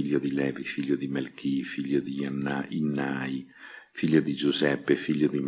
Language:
Italian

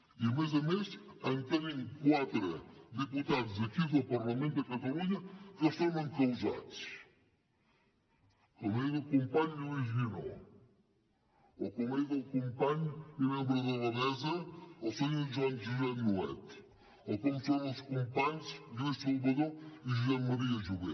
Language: Catalan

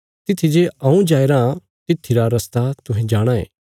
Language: Bilaspuri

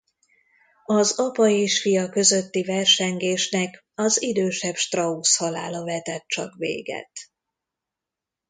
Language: Hungarian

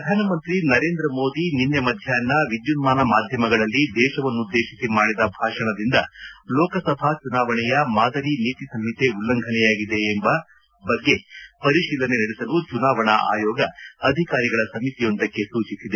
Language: Kannada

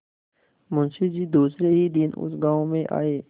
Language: Hindi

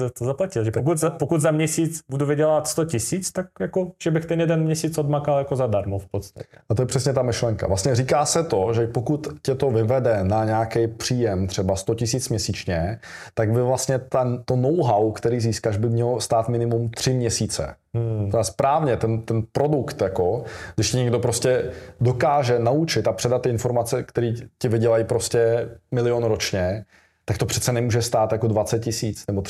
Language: Czech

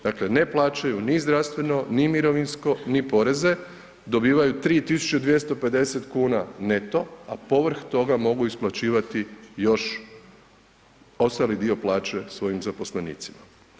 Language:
Croatian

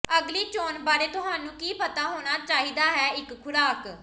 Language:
Punjabi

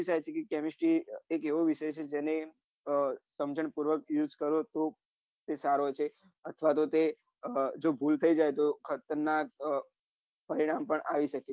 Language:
Gujarati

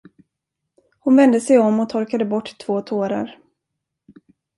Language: Swedish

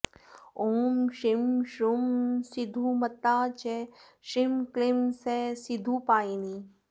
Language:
Sanskrit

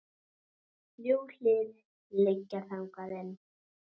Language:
Icelandic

